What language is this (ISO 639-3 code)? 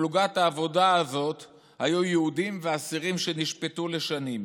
heb